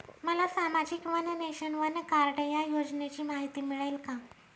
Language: Marathi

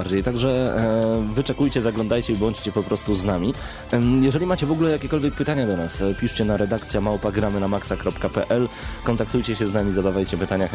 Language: Polish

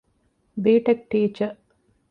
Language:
Divehi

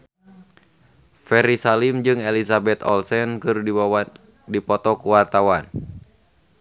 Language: Sundanese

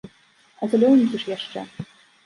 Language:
Belarusian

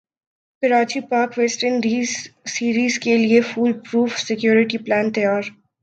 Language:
Urdu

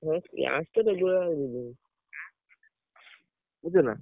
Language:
Odia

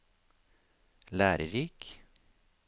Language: Norwegian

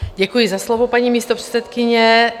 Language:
Czech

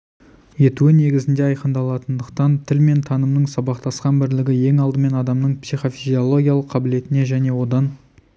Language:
Kazakh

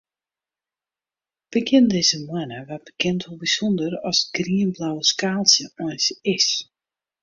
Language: Western Frisian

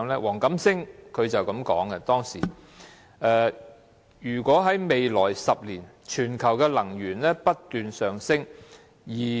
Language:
Cantonese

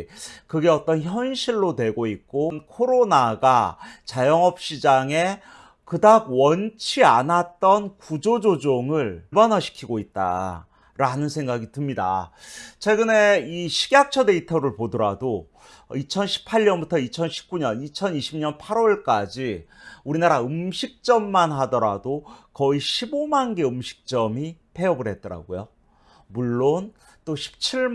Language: Korean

